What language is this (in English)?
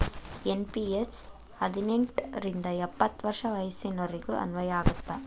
Kannada